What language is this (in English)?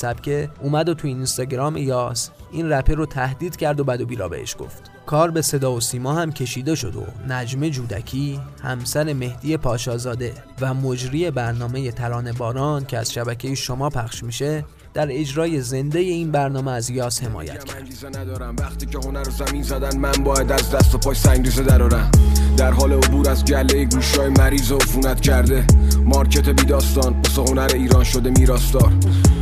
Persian